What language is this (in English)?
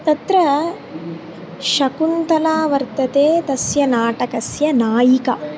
Sanskrit